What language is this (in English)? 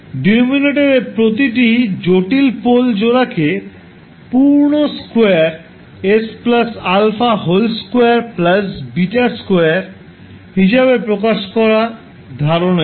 Bangla